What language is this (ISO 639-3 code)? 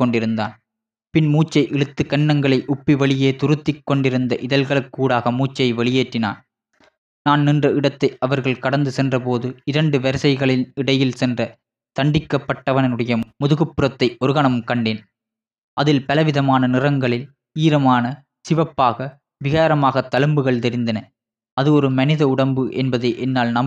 tam